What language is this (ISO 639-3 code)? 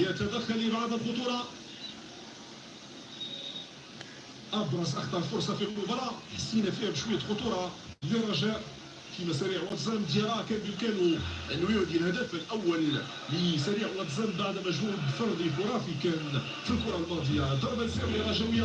ara